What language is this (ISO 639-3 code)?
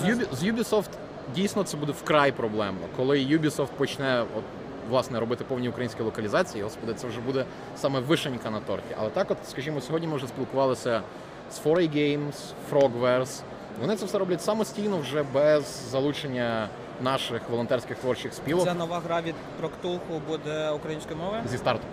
ukr